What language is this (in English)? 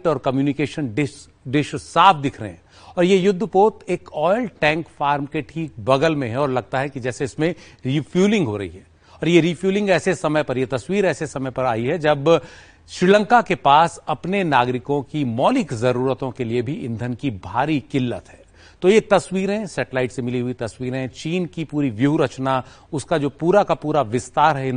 Hindi